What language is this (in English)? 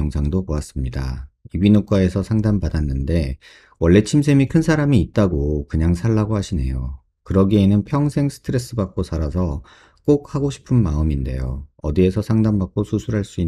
Korean